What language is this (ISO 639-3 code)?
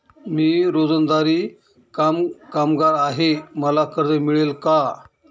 mar